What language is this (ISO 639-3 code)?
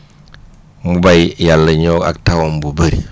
wol